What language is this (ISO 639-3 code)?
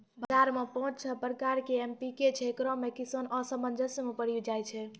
mai